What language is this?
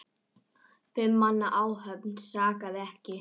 Icelandic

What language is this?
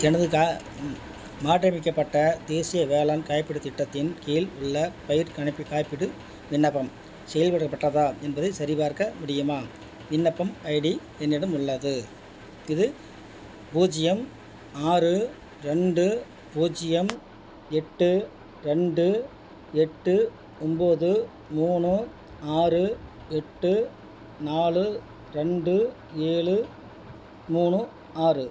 Tamil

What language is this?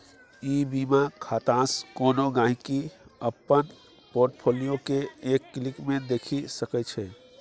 Maithili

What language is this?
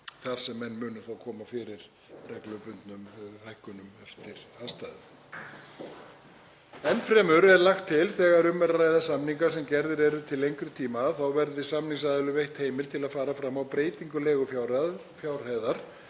Icelandic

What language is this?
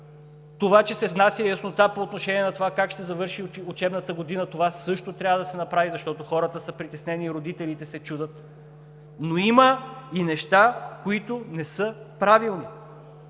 Bulgarian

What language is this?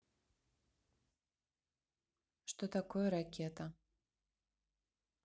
Russian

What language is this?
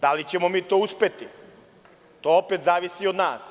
Serbian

